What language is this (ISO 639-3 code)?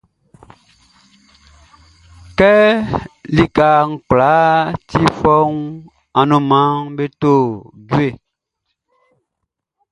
bci